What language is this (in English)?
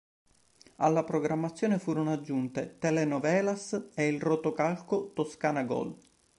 Italian